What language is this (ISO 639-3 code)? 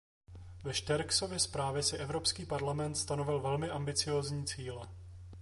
ces